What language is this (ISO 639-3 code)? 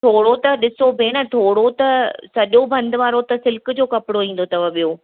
snd